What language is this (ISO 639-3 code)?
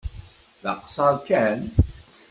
kab